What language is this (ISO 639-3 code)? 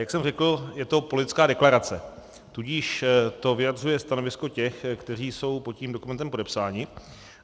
ces